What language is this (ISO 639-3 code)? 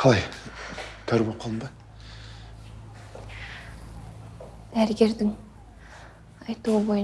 rus